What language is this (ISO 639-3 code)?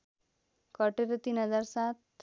nep